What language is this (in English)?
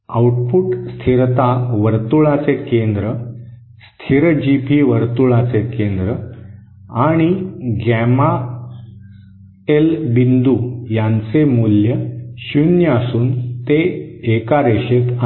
Marathi